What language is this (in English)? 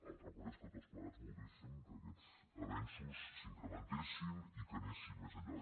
Catalan